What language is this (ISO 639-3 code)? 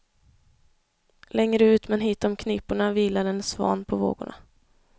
swe